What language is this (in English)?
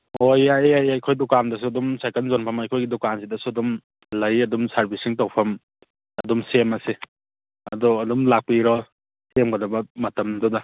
Manipuri